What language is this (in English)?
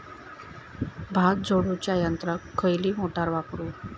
Marathi